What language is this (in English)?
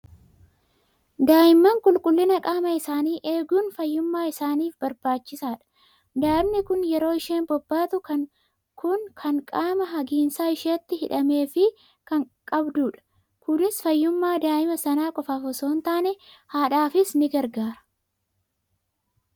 Oromo